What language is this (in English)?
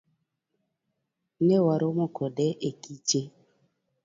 Luo (Kenya and Tanzania)